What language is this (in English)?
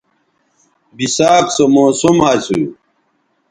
Bateri